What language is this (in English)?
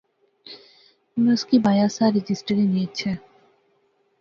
Pahari-Potwari